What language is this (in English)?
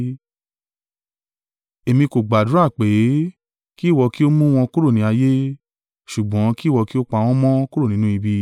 Yoruba